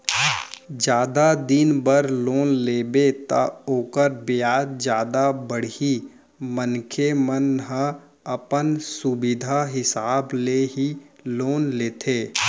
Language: Chhattisgarhi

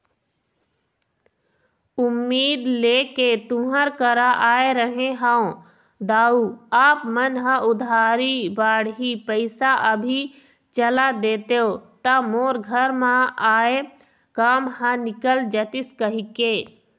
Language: Chhattisgarhi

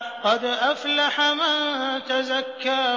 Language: Arabic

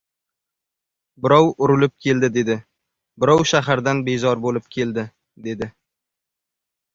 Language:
Uzbek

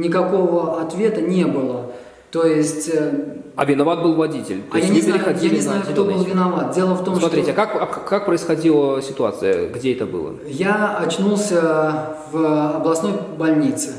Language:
Russian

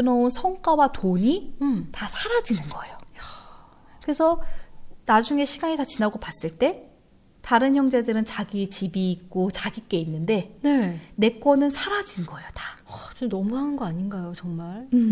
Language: Korean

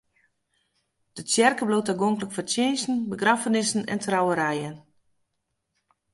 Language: Western Frisian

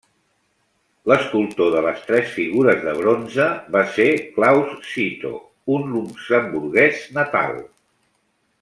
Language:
Catalan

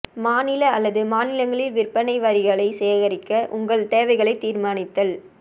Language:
Tamil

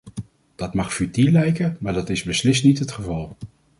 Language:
Dutch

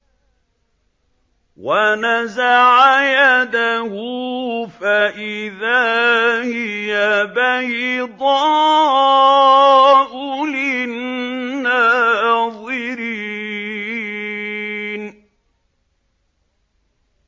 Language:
Arabic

